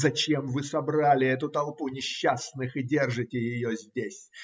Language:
Russian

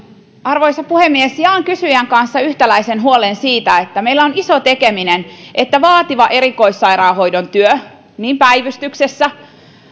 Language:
Finnish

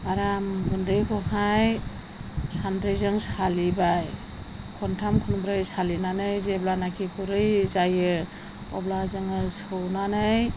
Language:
Bodo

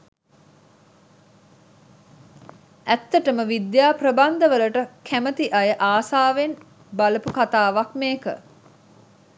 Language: Sinhala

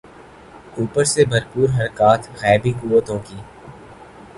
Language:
Urdu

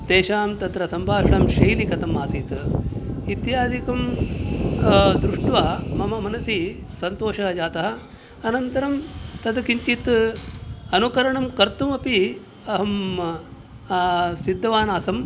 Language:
Sanskrit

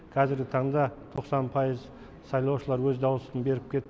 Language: Kazakh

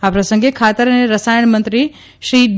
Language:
Gujarati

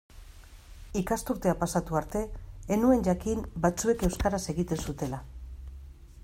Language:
Basque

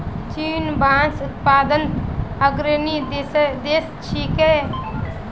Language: Magahi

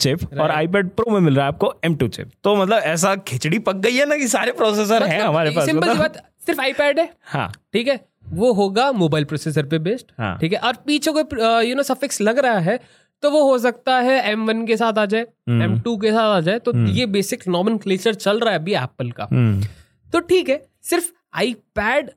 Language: Hindi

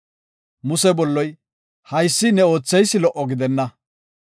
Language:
Gofa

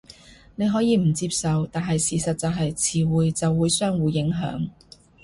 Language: Cantonese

